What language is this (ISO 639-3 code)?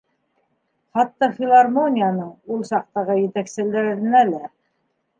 bak